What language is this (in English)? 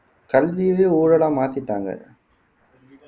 Tamil